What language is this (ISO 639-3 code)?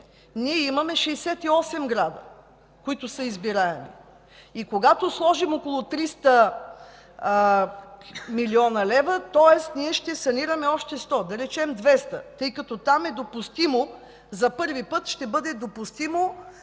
bul